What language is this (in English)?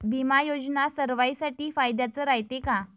Marathi